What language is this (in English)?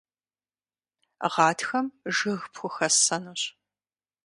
Kabardian